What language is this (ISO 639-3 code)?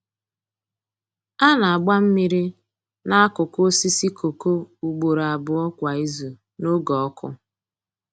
ibo